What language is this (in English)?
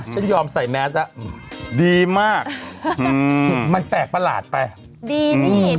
Thai